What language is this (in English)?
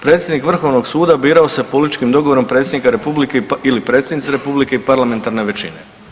Croatian